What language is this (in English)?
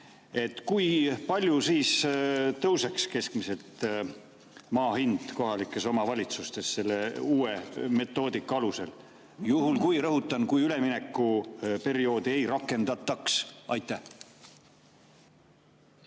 Estonian